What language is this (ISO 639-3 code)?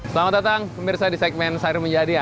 ind